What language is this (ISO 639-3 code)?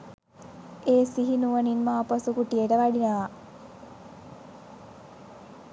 sin